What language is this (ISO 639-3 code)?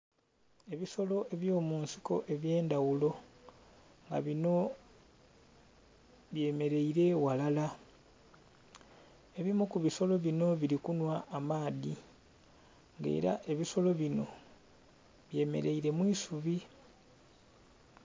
xog